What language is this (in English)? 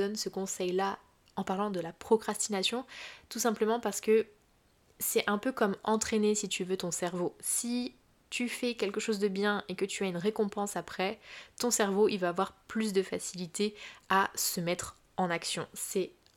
French